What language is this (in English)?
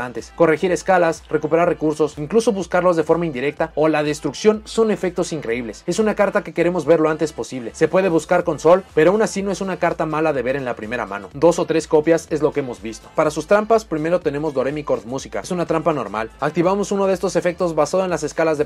Spanish